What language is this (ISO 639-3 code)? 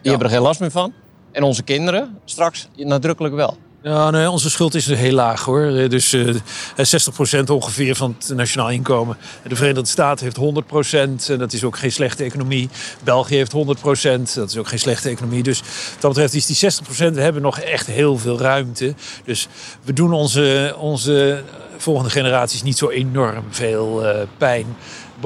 nld